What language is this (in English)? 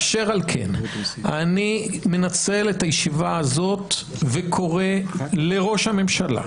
Hebrew